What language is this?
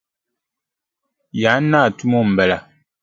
Dagbani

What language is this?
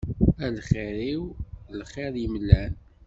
Kabyle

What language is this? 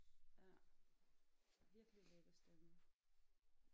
Danish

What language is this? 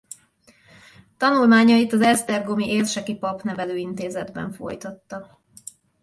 Hungarian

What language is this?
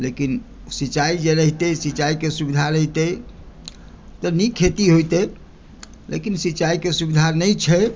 Maithili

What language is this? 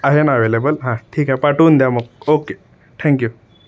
Marathi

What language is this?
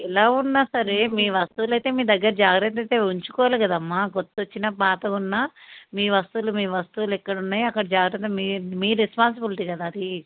Telugu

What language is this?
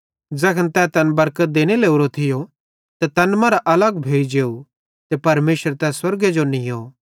Bhadrawahi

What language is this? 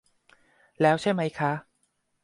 Thai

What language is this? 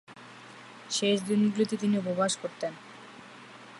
Bangla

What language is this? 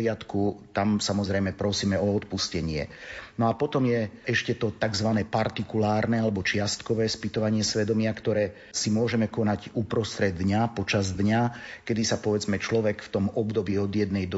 Slovak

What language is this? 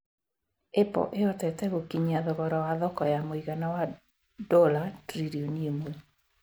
Kikuyu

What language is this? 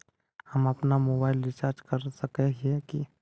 Magahi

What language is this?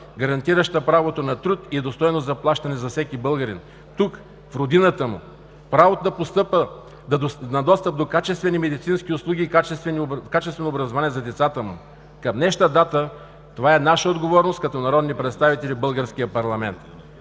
Bulgarian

